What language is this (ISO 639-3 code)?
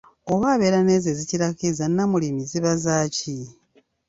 lug